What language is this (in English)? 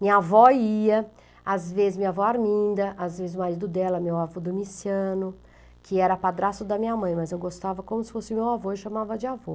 Portuguese